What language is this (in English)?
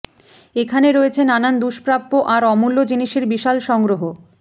Bangla